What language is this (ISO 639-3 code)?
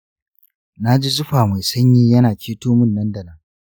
hau